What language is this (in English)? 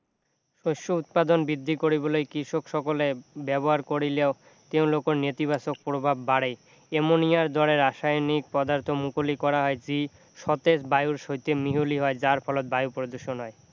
Assamese